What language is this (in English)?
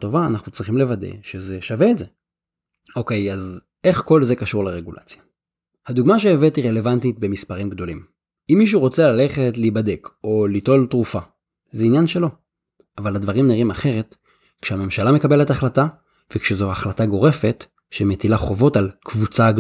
Hebrew